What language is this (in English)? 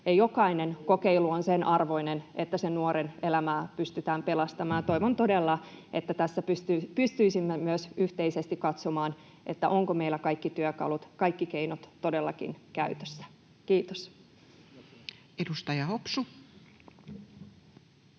Finnish